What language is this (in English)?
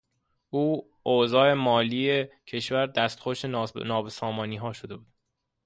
Persian